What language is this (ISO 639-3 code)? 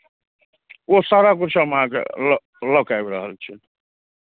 mai